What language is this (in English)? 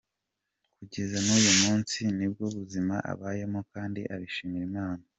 Kinyarwanda